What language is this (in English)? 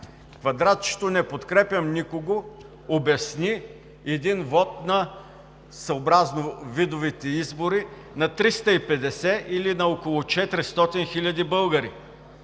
Bulgarian